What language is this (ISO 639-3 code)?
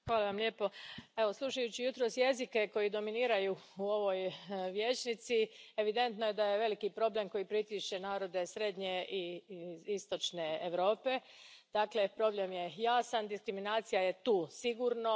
hrv